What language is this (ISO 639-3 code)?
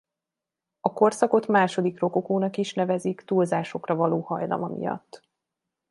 hun